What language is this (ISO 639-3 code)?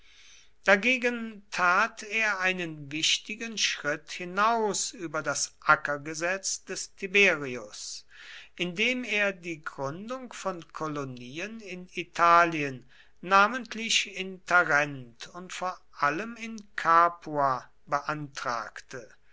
deu